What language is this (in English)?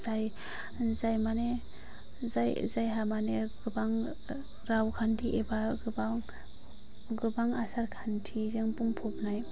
Bodo